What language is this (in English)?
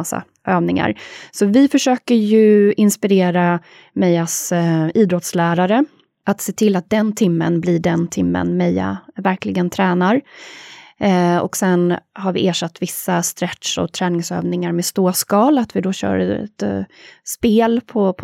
Swedish